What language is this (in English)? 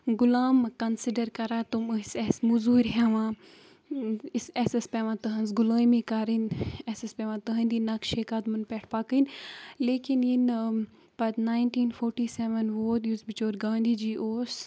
Kashmiri